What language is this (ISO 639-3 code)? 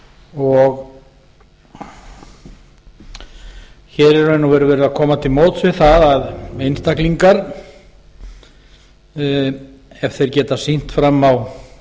isl